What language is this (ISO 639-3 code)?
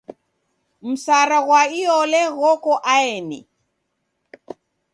dav